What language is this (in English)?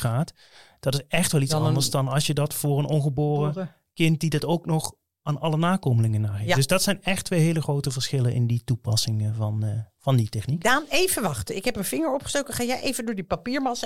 Dutch